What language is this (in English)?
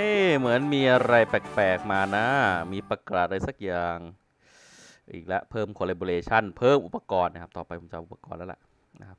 Thai